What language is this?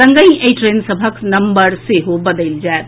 Maithili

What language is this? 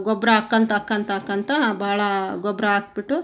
Kannada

